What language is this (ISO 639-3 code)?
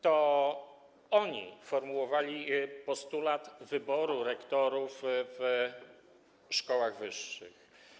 pol